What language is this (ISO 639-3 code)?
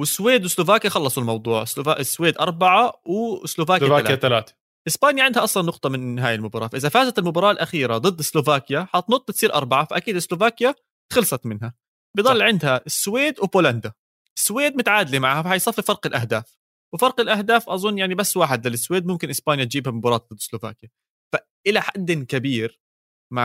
ara